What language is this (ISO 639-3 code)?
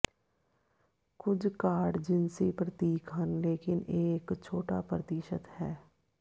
pan